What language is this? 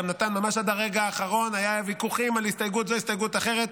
Hebrew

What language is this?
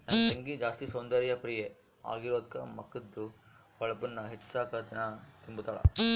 Kannada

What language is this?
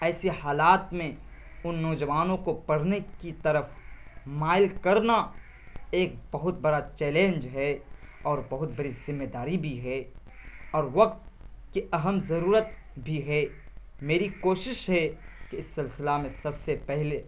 Urdu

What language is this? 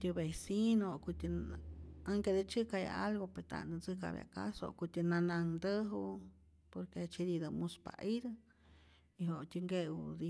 Rayón Zoque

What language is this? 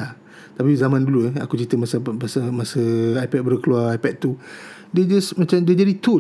Malay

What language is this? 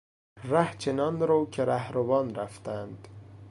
Persian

